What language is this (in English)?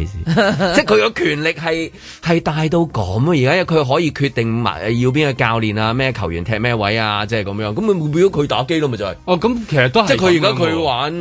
Chinese